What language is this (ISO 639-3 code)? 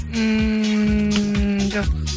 kaz